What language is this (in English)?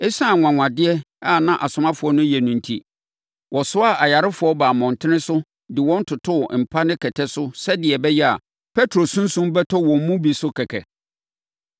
Akan